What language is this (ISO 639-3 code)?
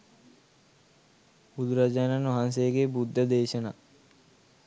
sin